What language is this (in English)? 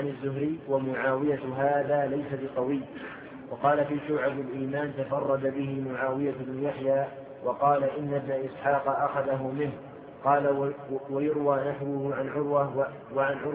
Arabic